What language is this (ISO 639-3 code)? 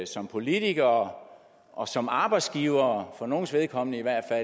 dan